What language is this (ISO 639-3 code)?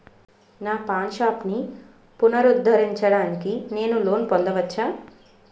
tel